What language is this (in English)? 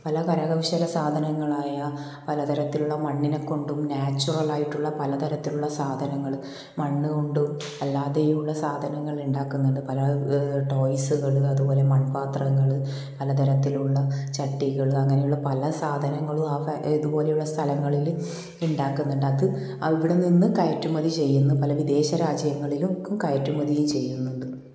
Malayalam